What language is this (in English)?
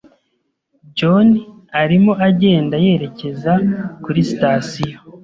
Kinyarwanda